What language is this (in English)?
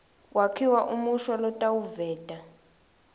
Swati